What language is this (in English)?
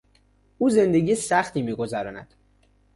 Persian